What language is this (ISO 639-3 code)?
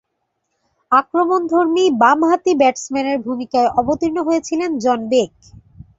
ben